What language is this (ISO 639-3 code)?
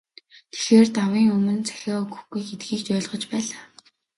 mon